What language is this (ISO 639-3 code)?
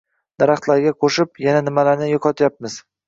uzb